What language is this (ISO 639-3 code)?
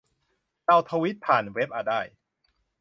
tha